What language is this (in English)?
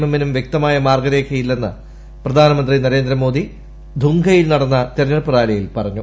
Malayalam